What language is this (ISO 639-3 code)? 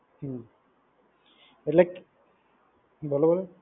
guj